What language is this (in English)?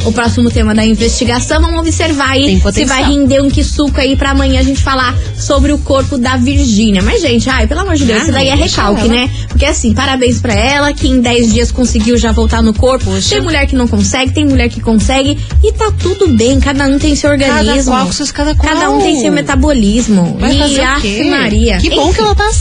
Portuguese